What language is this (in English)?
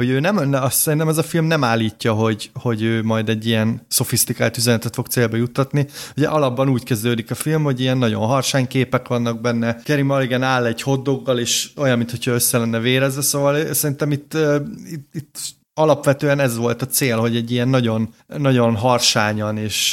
Hungarian